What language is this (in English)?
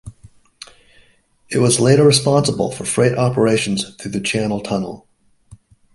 English